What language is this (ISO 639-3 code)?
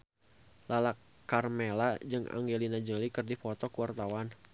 sun